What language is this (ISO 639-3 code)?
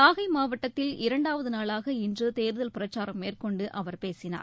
tam